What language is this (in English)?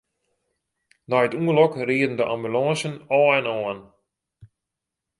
Western Frisian